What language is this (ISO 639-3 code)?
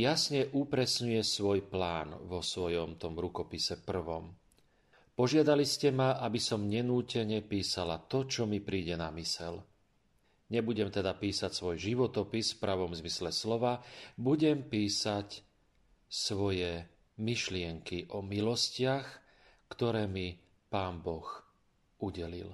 slk